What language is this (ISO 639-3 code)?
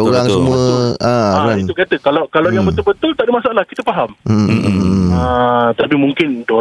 msa